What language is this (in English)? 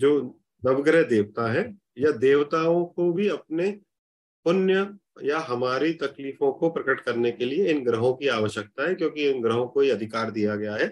Hindi